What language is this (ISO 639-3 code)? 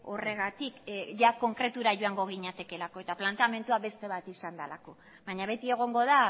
eus